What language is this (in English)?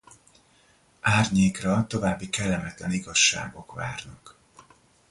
Hungarian